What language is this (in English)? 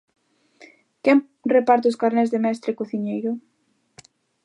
Galician